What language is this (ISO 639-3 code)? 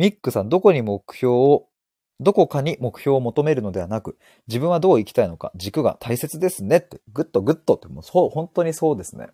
jpn